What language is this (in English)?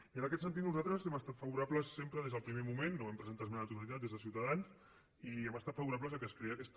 Catalan